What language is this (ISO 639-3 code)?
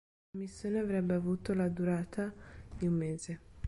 ita